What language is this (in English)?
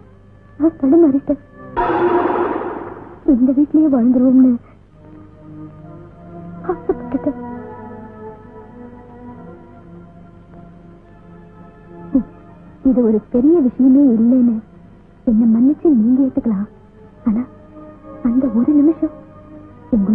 Arabic